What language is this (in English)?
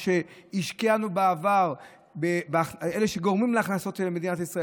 Hebrew